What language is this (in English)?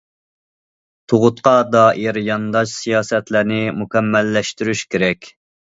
Uyghur